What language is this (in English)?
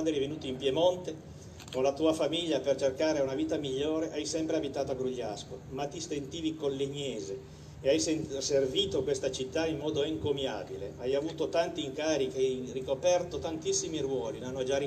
Italian